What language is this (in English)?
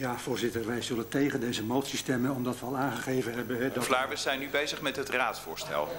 Dutch